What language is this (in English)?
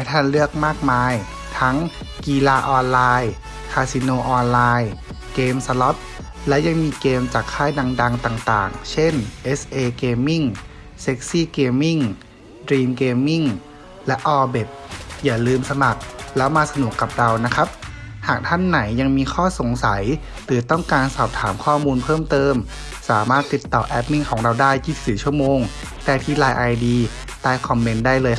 Thai